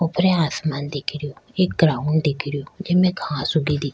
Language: Rajasthani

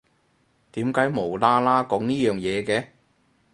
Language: Cantonese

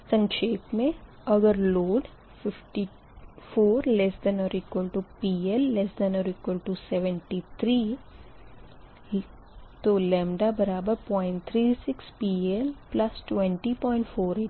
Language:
Hindi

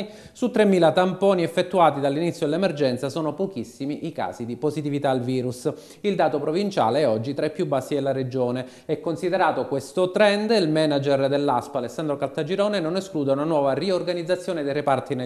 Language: Italian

